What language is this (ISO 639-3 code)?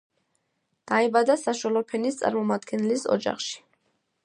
kat